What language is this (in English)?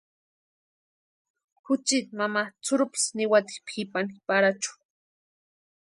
Western Highland Purepecha